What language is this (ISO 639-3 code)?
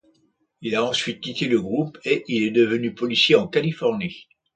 fra